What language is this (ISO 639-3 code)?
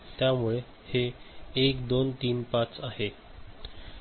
mar